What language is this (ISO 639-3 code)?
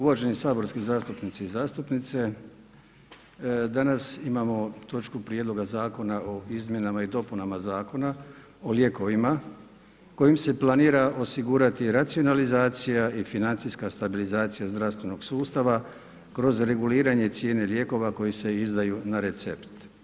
hrv